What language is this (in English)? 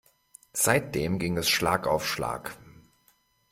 German